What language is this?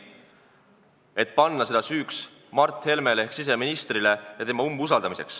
Estonian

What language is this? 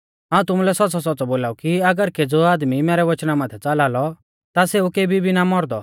Mahasu Pahari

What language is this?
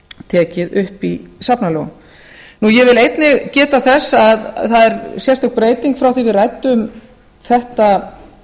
Icelandic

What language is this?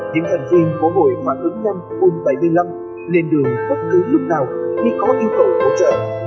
Vietnamese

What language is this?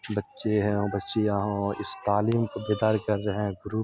Urdu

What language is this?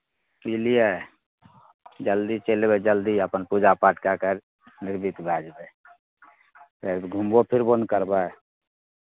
Maithili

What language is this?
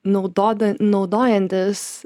Lithuanian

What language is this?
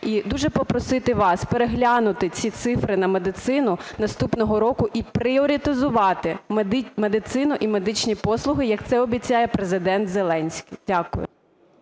Ukrainian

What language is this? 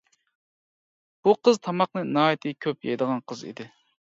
Uyghur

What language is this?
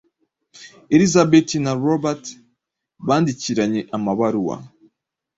Kinyarwanda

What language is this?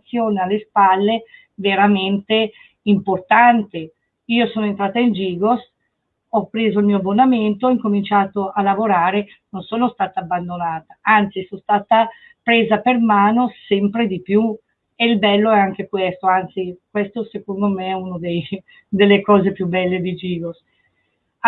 Italian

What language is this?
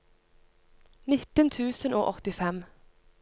Norwegian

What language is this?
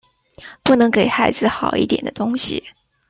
Chinese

